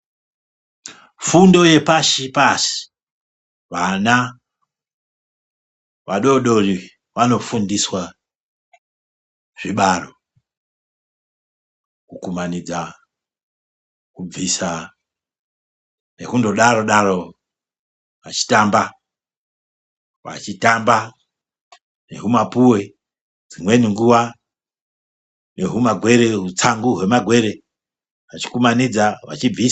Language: Ndau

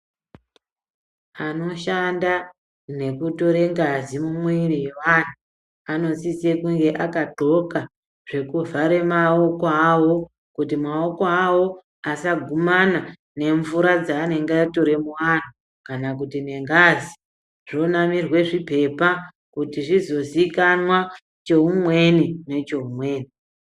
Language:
Ndau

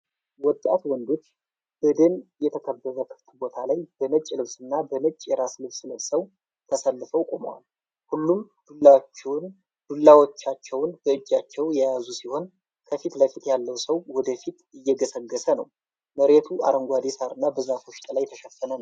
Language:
Amharic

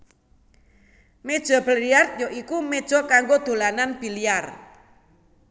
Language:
Javanese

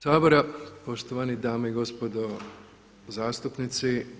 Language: Croatian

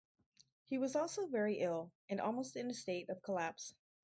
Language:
English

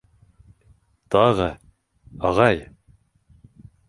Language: Bashkir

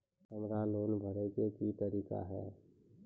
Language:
Maithili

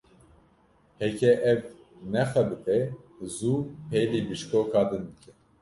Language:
Kurdish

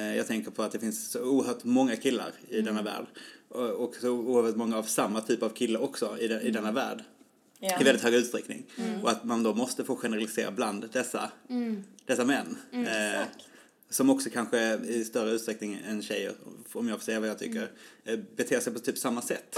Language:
Swedish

